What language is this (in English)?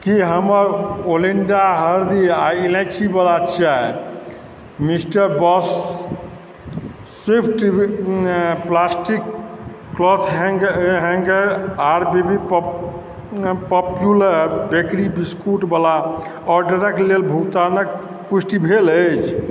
Maithili